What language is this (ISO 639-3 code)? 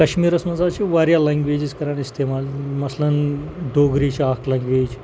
kas